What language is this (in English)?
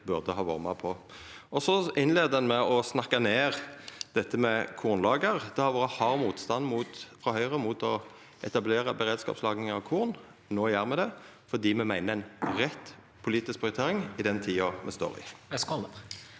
Norwegian